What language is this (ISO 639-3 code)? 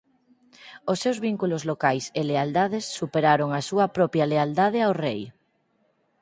glg